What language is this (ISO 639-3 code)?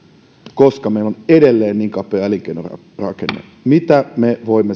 fin